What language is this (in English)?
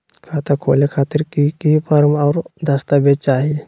Magahi